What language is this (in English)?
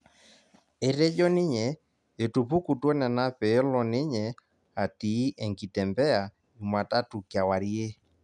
Masai